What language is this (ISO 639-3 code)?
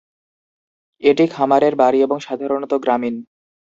ben